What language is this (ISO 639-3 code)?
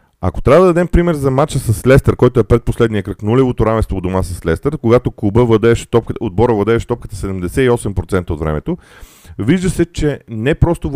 bul